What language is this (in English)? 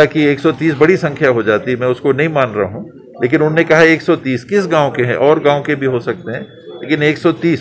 Hindi